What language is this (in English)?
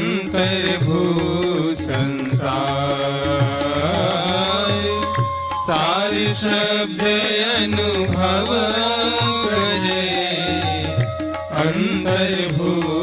Hindi